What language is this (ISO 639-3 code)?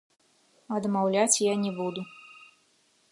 bel